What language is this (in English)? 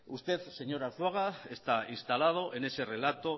Spanish